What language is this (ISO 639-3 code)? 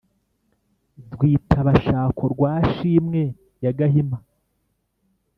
kin